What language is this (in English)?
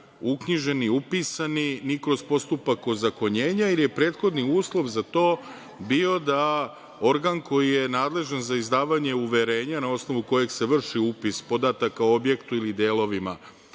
Serbian